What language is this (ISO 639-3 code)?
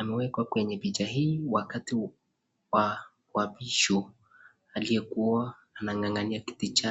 swa